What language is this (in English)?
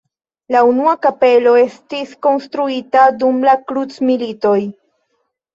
Esperanto